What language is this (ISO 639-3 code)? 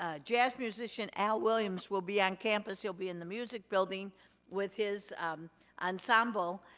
eng